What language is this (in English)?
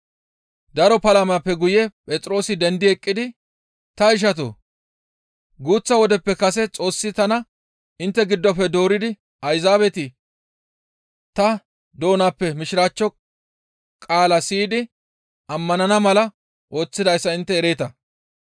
Gamo